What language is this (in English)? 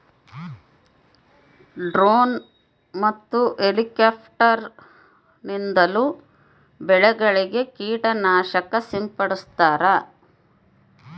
Kannada